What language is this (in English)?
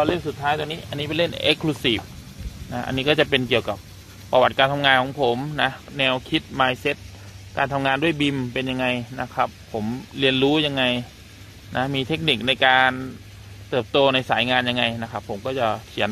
Thai